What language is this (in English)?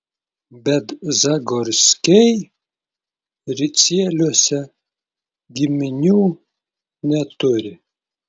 Lithuanian